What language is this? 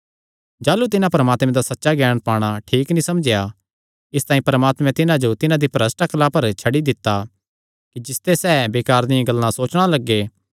Kangri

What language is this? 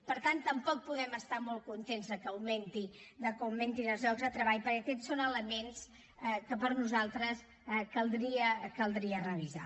Catalan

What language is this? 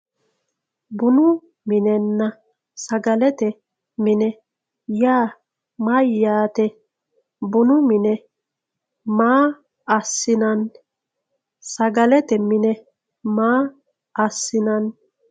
Sidamo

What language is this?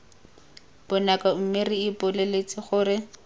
Tswana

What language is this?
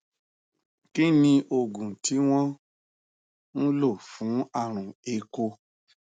Yoruba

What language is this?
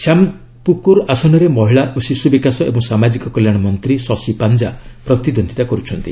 Odia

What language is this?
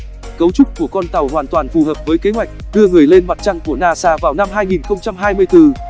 Vietnamese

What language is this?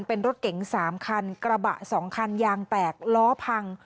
Thai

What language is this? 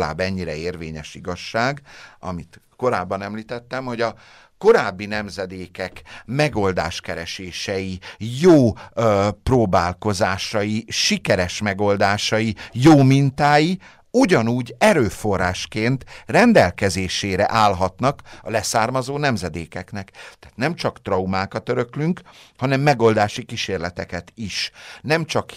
Hungarian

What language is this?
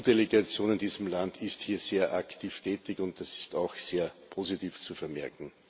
German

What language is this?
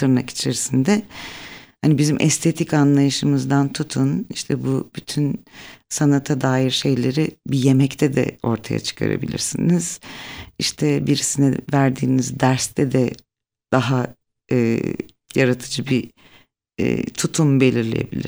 Turkish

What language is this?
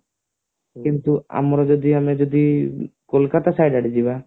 Odia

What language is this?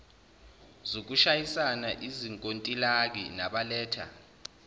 Zulu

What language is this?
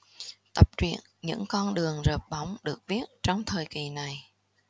Vietnamese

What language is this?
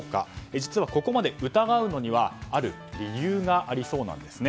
Japanese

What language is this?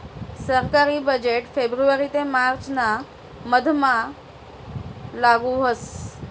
Marathi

